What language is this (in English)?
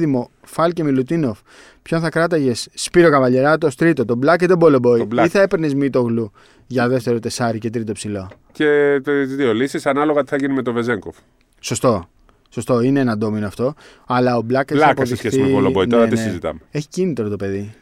Greek